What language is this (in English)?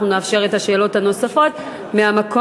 Hebrew